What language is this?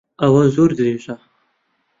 Central Kurdish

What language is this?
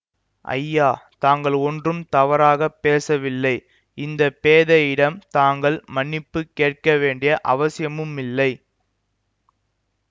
Tamil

